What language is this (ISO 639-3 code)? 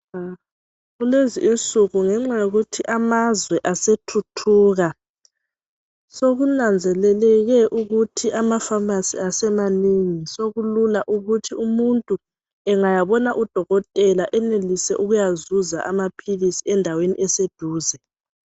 nde